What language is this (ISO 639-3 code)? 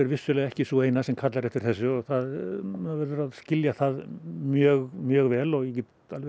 isl